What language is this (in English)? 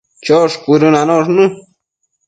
Matsés